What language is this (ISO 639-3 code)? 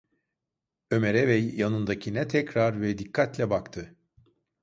tur